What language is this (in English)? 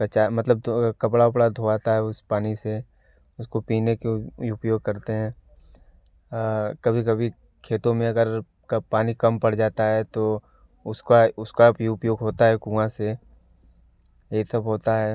Hindi